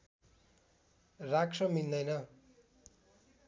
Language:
Nepali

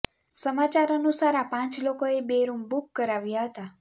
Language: Gujarati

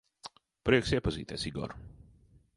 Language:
Latvian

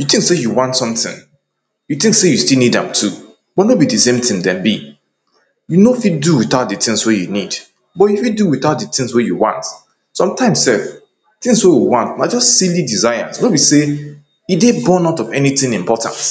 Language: Nigerian Pidgin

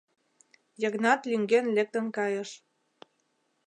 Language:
Mari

